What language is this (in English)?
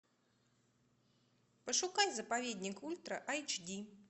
Russian